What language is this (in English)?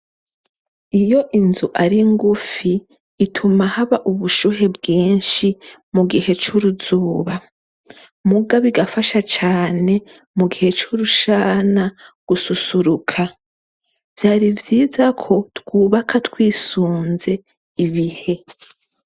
Rundi